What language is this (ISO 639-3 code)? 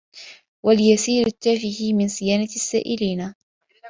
ara